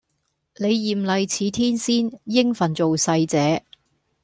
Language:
Cantonese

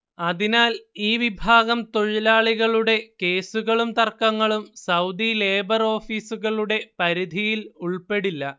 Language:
Malayalam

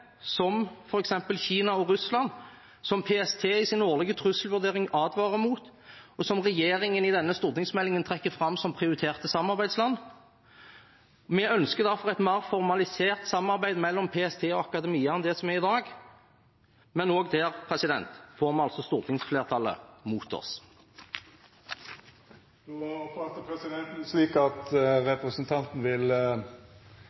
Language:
Norwegian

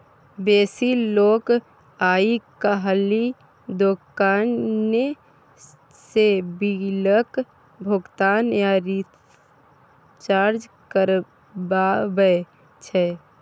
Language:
Maithili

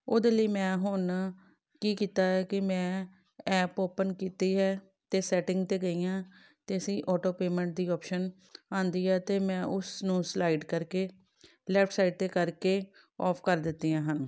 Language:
Punjabi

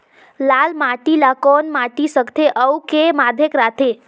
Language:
Chhattisgarhi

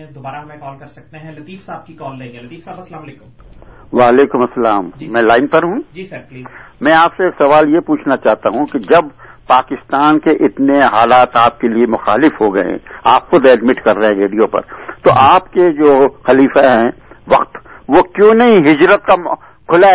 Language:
Urdu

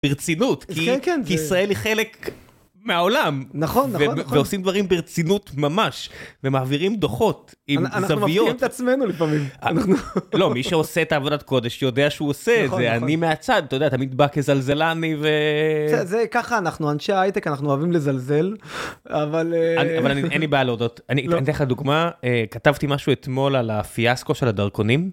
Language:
Hebrew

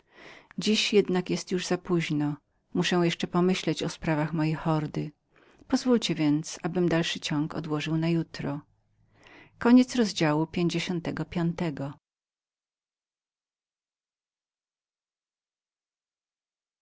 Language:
Polish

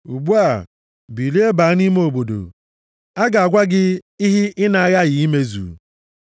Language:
Igbo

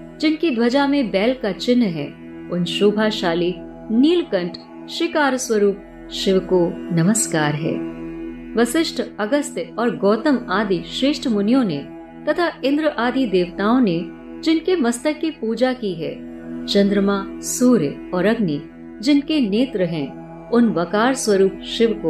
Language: Hindi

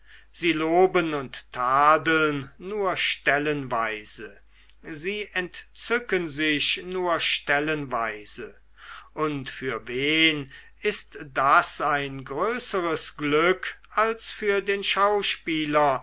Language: German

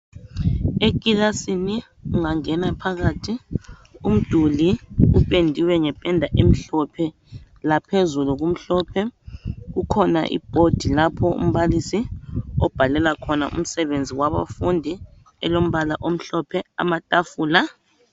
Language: North Ndebele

